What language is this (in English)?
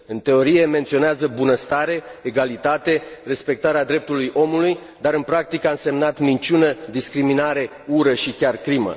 Romanian